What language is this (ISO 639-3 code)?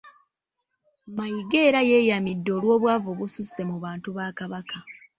lug